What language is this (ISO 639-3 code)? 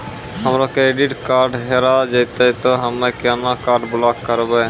mai